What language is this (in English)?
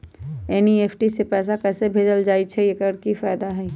Magahi